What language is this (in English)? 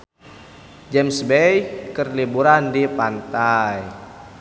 Sundanese